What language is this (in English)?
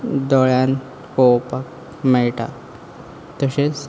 Konkani